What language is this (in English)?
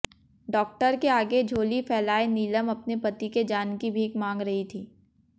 Hindi